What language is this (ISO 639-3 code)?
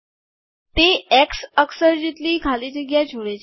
guj